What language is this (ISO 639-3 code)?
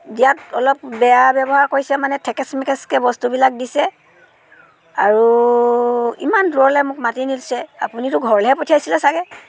asm